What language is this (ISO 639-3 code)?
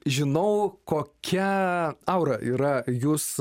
lit